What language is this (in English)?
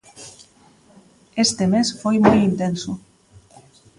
Galician